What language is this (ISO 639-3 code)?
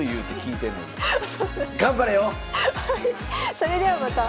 jpn